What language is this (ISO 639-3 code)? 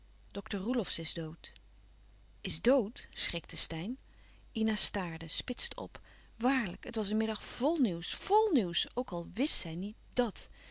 nld